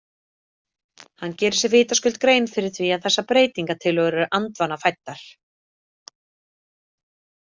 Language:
Icelandic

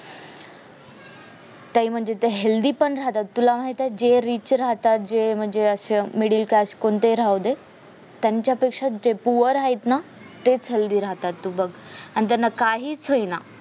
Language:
Marathi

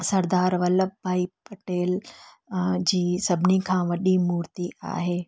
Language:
Sindhi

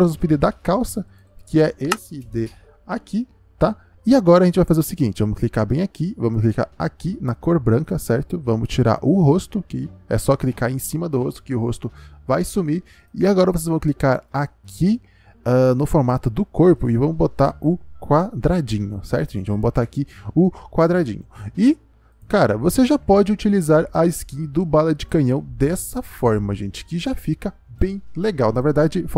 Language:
Portuguese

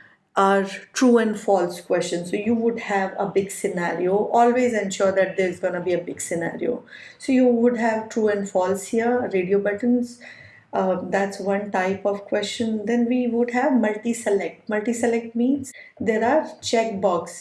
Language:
English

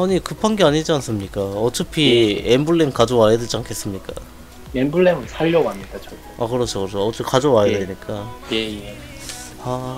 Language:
Korean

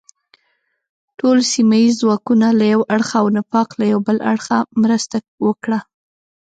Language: Pashto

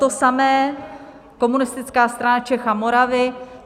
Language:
Czech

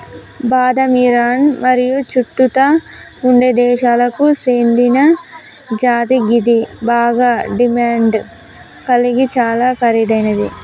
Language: Telugu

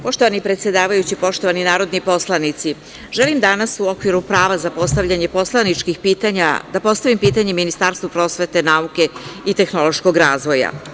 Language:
Serbian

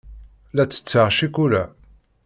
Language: Kabyle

